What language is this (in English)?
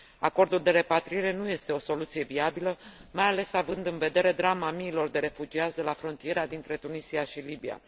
Romanian